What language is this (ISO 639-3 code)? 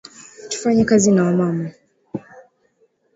swa